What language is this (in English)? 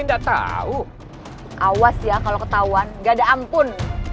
Indonesian